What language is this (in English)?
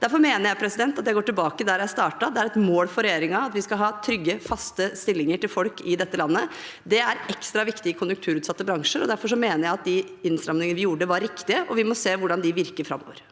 Norwegian